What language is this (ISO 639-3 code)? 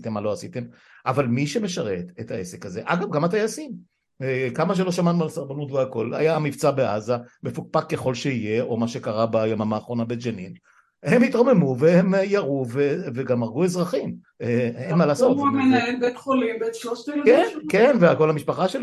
heb